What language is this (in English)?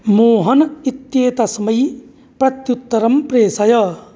Sanskrit